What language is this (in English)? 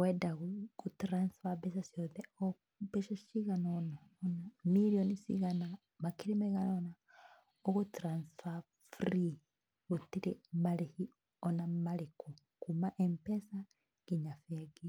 Kikuyu